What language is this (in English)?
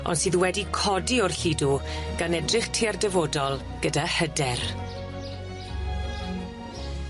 Welsh